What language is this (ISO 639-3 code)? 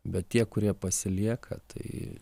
lit